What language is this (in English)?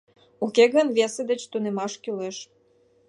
Mari